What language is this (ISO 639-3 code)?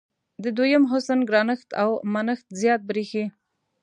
pus